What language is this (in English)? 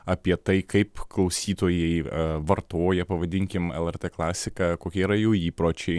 Lithuanian